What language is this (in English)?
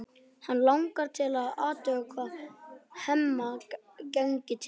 Icelandic